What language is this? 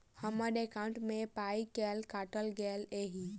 Maithili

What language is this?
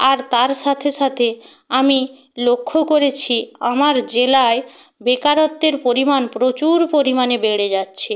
Bangla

